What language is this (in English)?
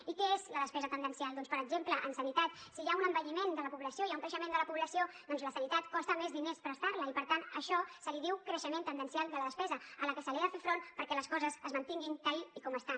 Catalan